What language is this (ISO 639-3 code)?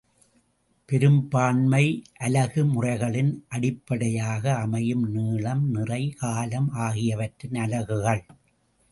tam